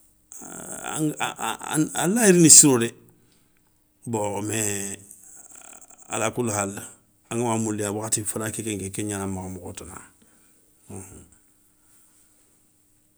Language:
Soninke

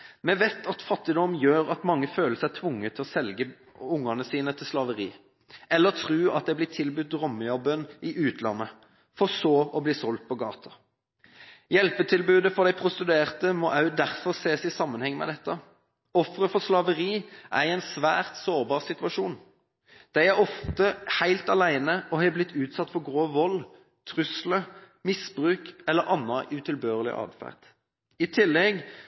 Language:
Norwegian Bokmål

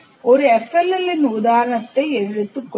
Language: Tamil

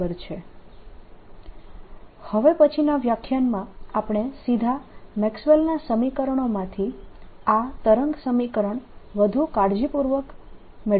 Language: Gujarati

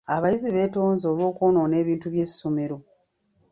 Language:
Ganda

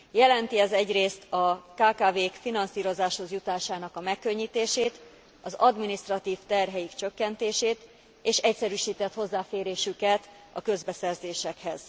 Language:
Hungarian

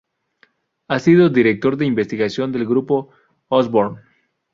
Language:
Spanish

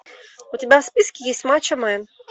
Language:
Russian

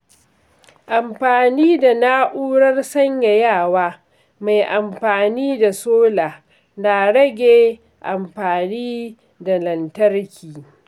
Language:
Hausa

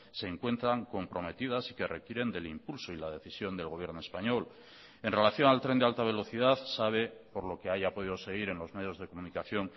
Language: Spanish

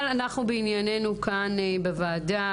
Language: Hebrew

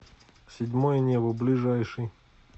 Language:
Russian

